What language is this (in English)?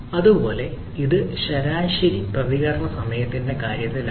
Malayalam